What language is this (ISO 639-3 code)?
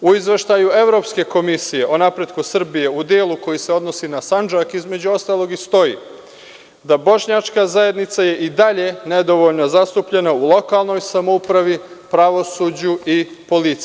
srp